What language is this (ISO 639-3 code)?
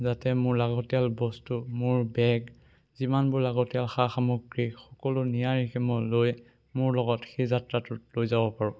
asm